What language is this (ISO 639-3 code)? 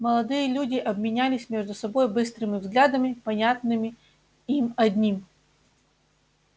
rus